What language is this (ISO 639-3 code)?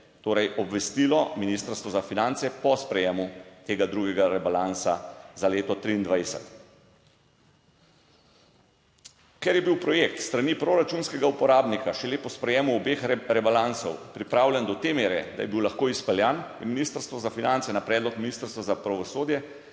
slv